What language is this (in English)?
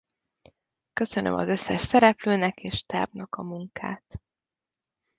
Hungarian